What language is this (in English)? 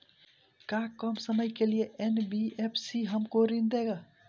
Bhojpuri